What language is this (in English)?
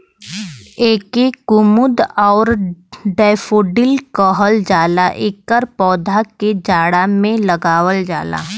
Bhojpuri